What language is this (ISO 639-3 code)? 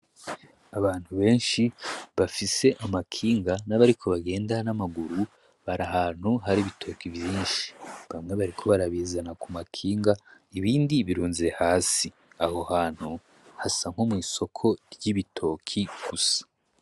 run